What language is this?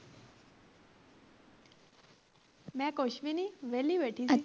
Punjabi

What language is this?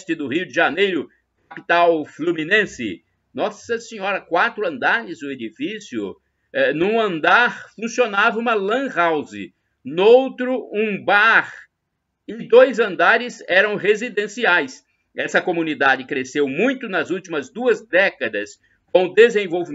Portuguese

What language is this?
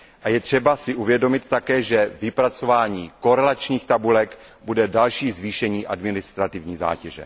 Czech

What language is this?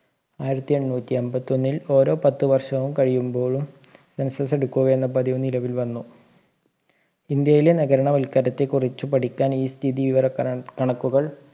Malayalam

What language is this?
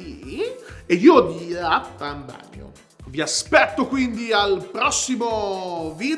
Italian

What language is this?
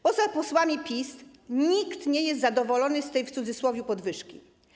Polish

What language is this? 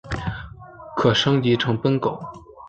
Chinese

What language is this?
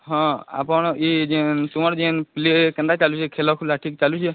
Odia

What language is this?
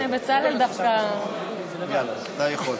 Hebrew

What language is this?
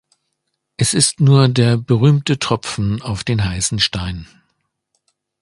German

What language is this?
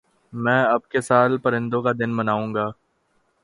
Urdu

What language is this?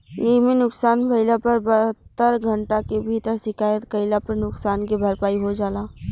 Bhojpuri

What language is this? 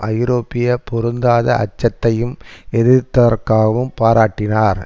Tamil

